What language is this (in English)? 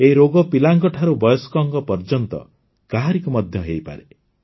Odia